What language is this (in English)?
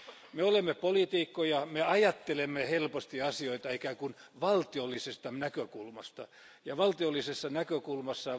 Finnish